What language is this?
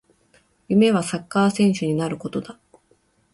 Japanese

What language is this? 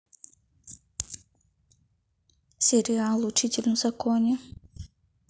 Russian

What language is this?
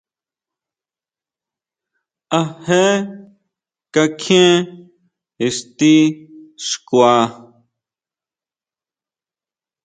Huautla Mazatec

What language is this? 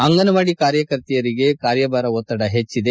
Kannada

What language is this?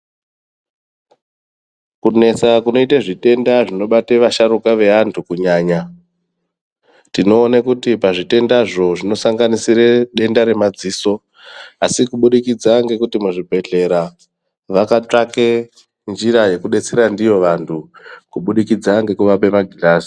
Ndau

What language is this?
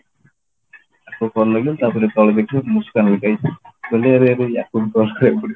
Odia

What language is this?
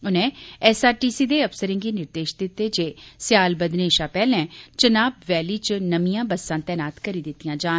Dogri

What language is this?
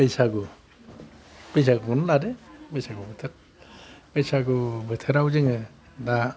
Bodo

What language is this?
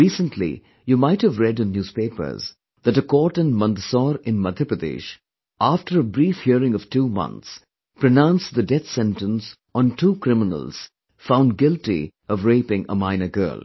English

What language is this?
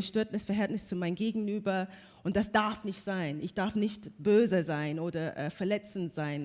German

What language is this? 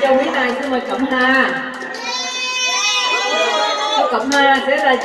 Vietnamese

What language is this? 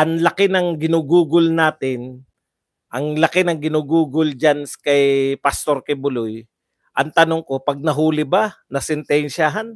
Filipino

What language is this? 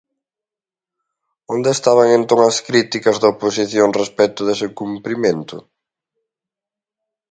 Galician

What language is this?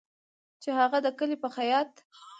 Pashto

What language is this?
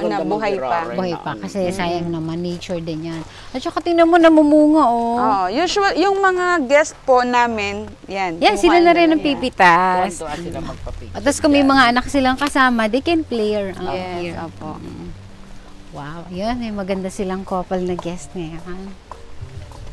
Filipino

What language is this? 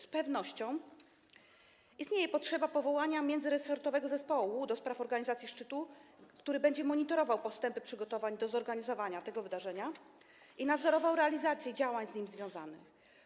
Polish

